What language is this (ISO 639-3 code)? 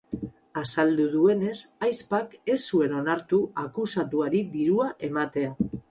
eus